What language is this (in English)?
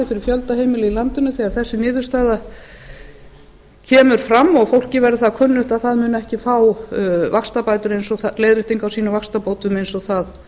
Icelandic